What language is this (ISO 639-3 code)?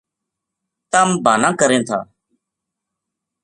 gju